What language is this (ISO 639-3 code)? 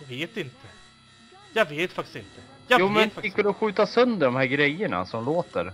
swe